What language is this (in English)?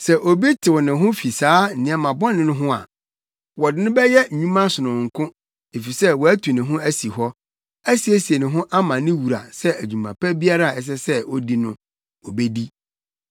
Akan